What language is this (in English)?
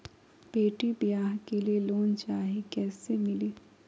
Magahi